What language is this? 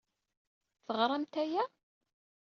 Kabyle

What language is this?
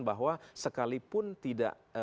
Indonesian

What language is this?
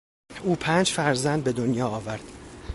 Persian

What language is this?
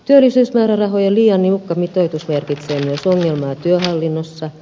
Finnish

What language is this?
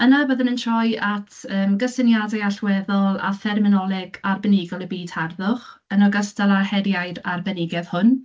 Welsh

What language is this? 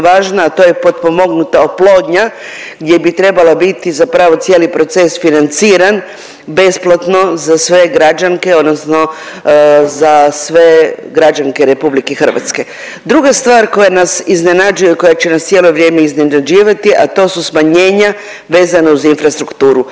Croatian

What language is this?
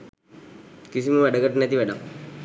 Sinhala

